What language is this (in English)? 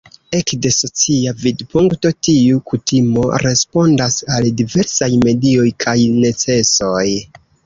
Esperanto